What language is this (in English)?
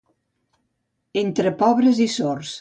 Catalan